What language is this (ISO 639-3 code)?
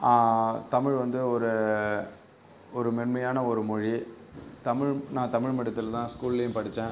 tam